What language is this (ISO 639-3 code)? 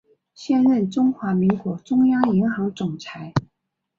zho